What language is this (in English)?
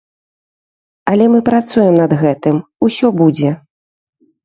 Belarusian